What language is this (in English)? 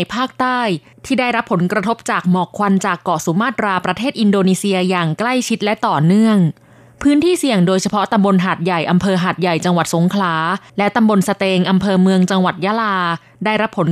Thai